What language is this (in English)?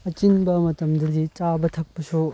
Manipuri